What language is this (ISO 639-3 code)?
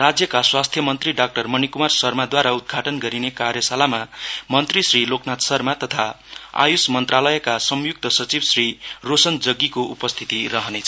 nep